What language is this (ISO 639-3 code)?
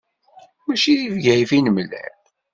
kab